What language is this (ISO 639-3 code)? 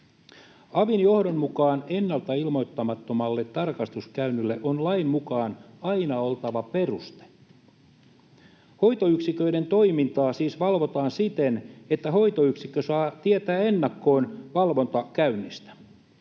fin